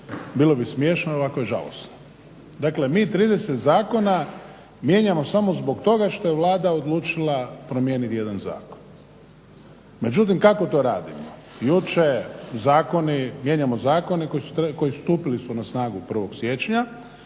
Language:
Croatian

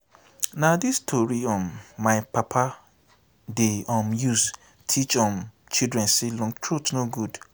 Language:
Nigerian Pidgin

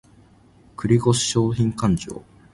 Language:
Japanese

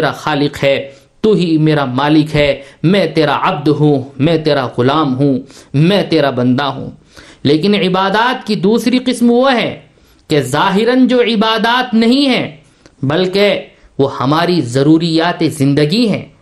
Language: Urdu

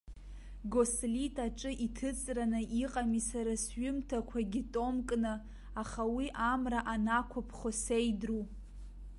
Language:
Abkhazian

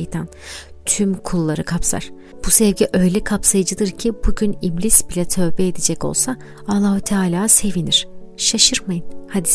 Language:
Turkish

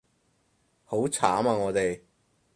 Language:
Cantonese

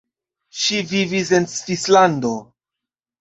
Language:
Esperanto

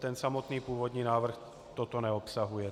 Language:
Czech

